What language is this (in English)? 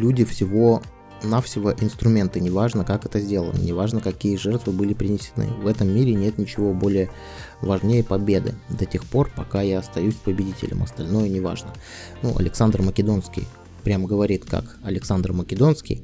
Russian